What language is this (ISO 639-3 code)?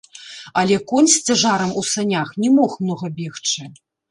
bel